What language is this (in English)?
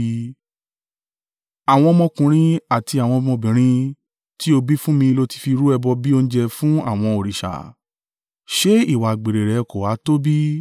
Yoruba